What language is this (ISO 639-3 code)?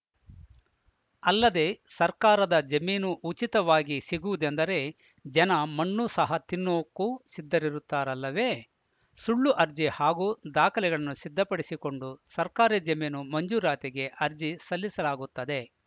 kan